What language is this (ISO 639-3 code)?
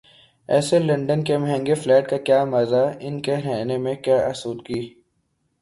urd